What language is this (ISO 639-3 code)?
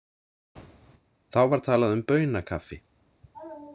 isl